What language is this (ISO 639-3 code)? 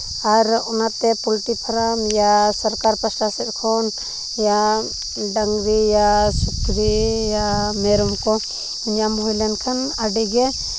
sat